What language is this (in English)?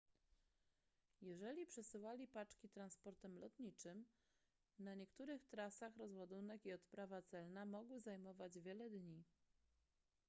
Polish